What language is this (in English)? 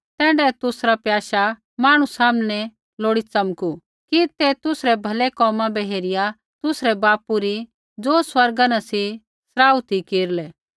Kullu Pahari